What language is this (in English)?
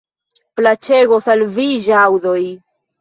Esperanto